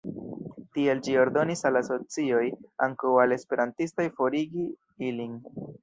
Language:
Esperanto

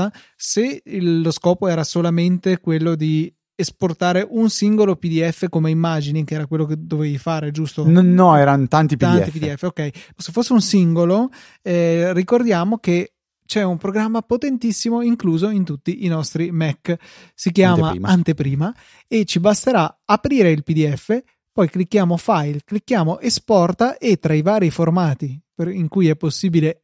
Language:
Italian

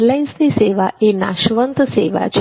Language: Gujarati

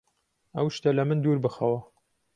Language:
Central Kurdish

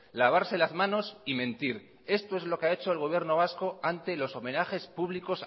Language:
Spanish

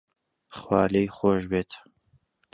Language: Central Kurdish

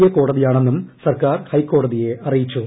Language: Malayalam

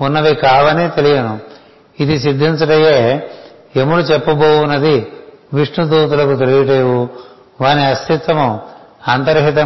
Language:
Telugu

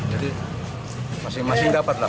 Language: Indonesian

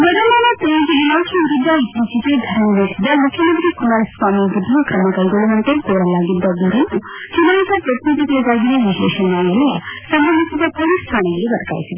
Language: Kannada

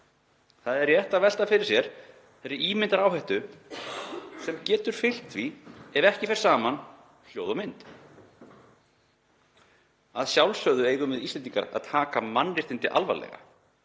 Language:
Icelandic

